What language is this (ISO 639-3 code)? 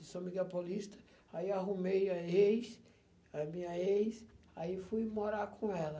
por